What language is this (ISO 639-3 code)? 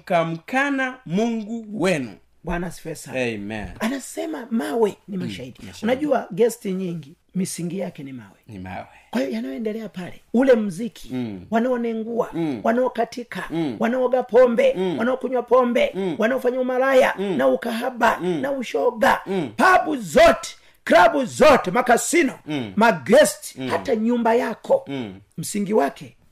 swa